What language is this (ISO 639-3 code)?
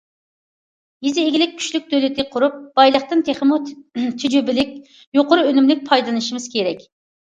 uig